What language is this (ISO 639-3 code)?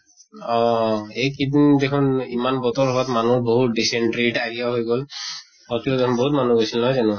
asm